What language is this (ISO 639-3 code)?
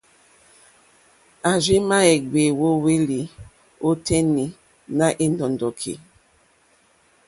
bri